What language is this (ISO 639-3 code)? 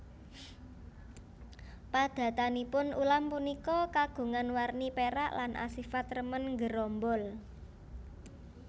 jav